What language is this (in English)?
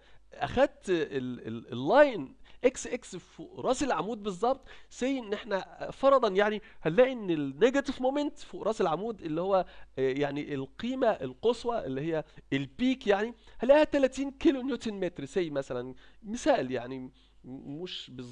Arabic